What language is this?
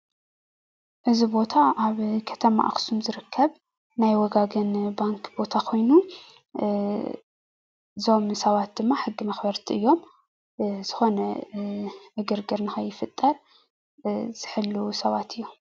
Tigrinya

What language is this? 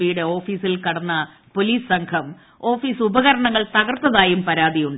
Malayalam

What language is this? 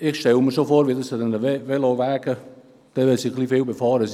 Swiss German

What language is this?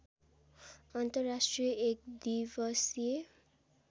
Nepali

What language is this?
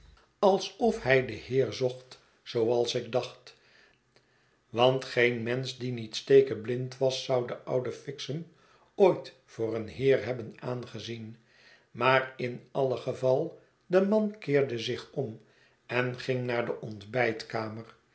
Dutch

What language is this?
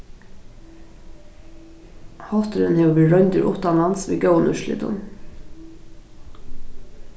Faroese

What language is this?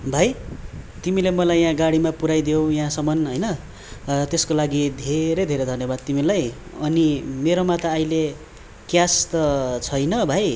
Nepali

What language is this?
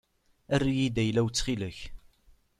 Kabyle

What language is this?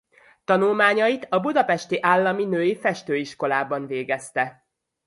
Hungarian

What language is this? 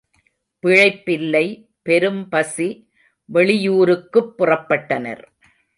Tamil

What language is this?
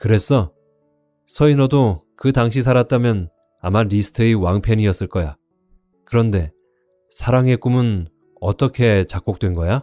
Korean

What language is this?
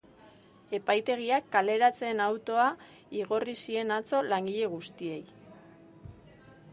Basque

